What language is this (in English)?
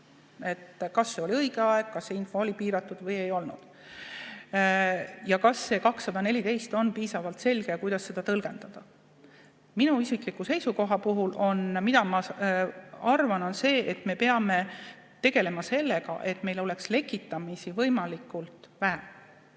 Estonian